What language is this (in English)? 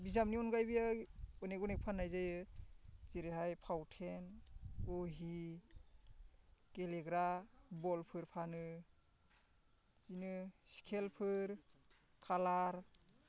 Bodo